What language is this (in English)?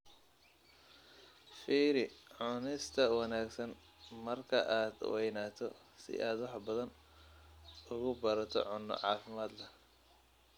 Somali